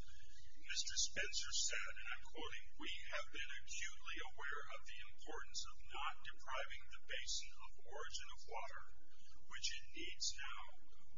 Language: English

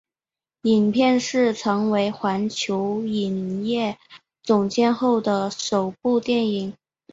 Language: Chinese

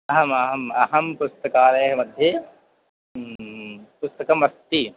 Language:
Sanskrit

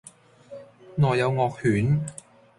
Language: Cantonese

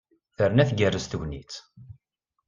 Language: Kabyle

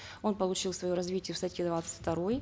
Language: Kazakh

